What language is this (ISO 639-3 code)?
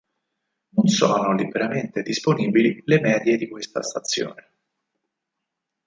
ita